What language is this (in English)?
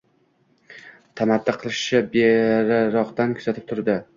Uzbek